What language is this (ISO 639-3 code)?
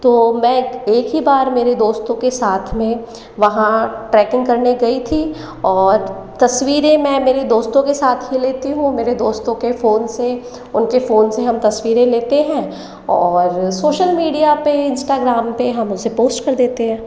hin